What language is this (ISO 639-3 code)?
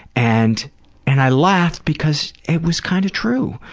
eng